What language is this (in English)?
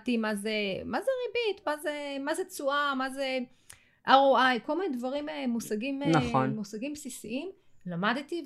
Hebrew